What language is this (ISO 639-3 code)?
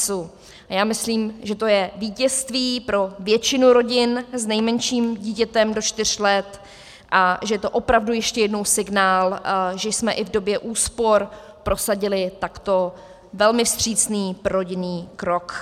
ces